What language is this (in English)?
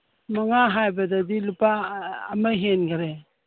Manipuri